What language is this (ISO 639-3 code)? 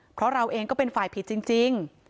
tha